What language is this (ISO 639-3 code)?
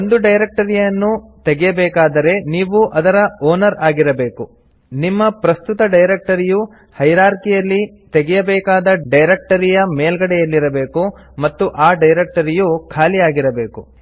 kan